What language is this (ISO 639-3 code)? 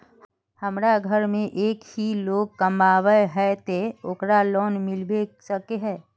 mag